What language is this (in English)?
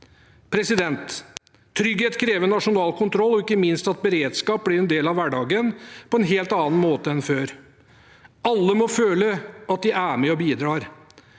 Norwegian